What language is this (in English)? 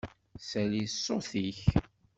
Kabyle